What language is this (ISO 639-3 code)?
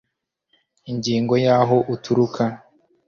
kin